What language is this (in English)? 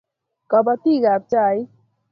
Kalenjin